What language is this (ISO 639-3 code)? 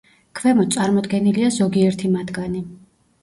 kat